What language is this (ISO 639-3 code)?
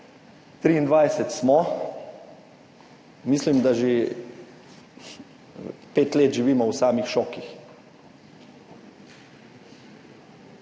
slv